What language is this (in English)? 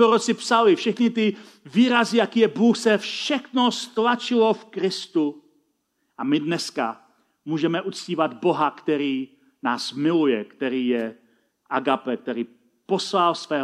Czech